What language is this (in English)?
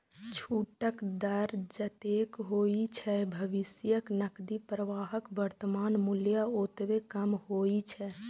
Maithili